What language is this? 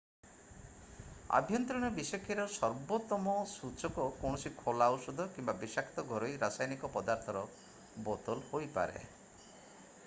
Odia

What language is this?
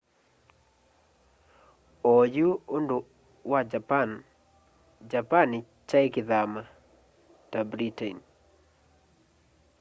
Kamba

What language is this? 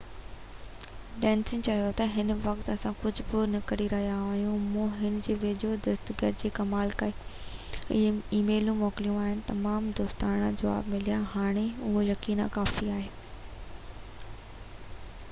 Sindhi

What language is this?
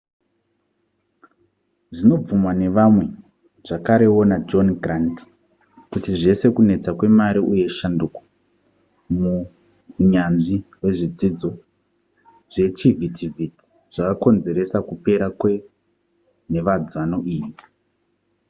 Shona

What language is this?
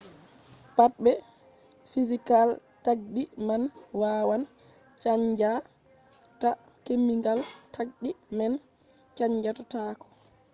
Fula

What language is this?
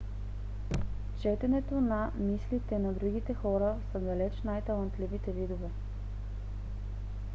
Bulgarian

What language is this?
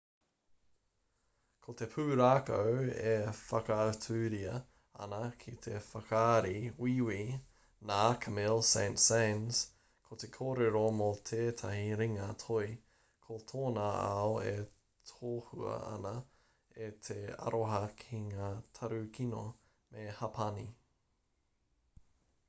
Māori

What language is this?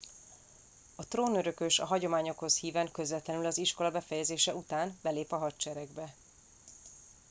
Hungarian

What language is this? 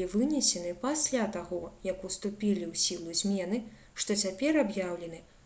Belarusian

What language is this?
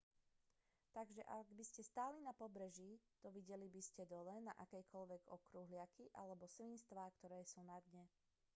Slovak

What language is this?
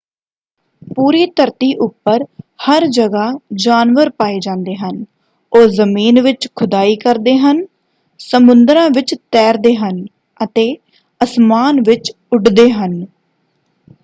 Punjabi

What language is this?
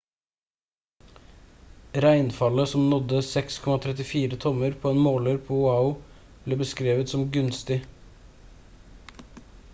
Norwegian Bokmål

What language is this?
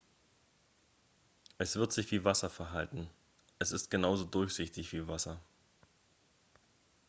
German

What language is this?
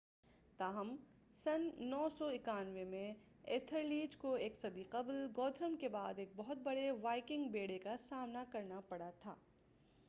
Urdu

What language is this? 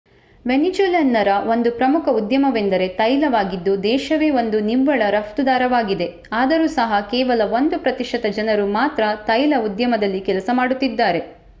Kannada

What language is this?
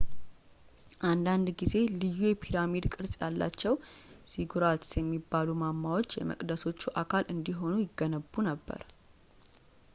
Amharic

